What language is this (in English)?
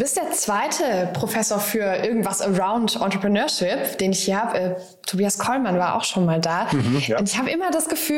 German